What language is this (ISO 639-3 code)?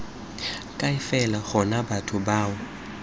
tsn